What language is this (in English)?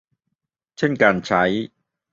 Thai